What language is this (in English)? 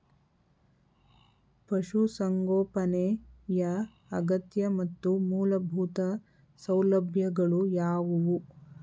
Kannada